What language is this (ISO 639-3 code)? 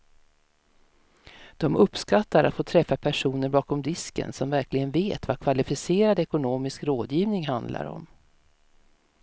swe